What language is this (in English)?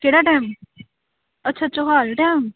Punjabi